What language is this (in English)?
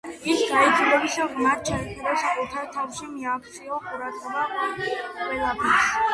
Georgian